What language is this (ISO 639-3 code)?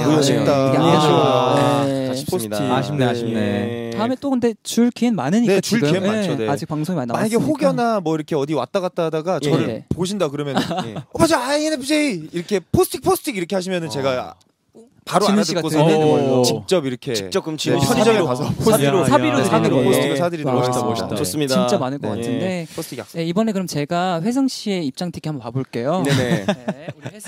kor